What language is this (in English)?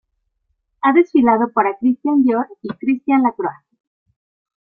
Spanish